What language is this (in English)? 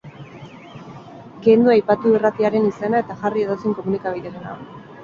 Basque